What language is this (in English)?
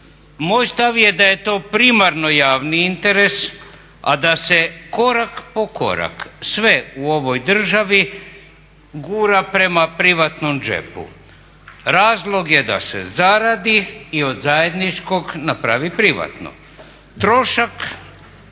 Croatian